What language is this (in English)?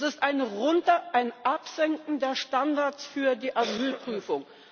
German